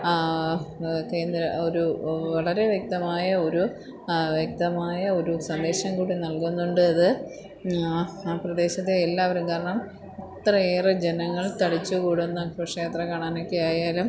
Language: Malayalam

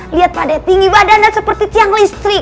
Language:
Indonesian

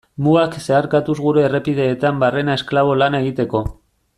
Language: Basque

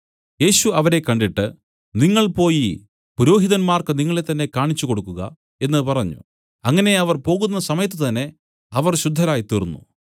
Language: Malayalam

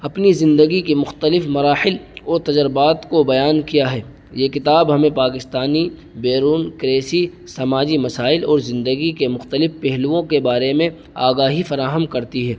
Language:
Urdu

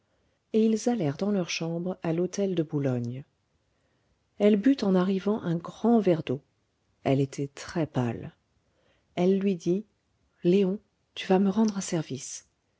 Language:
French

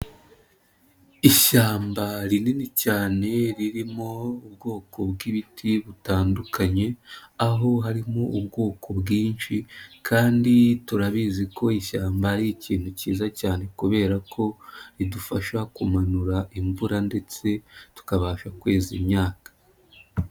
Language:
Kinyarwanda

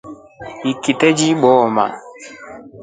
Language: Rombo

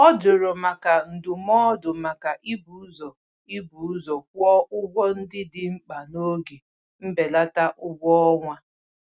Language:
Igbo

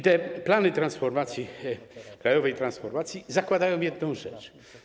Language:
Polish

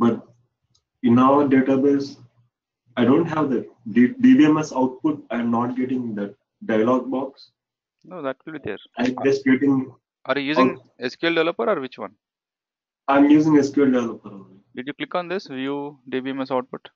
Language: English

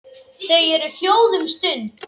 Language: Icelandic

